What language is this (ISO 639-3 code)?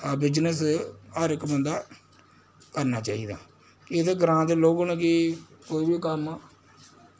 doi